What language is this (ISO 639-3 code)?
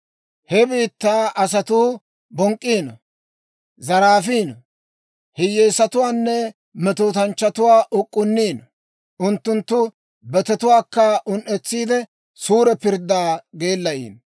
dwr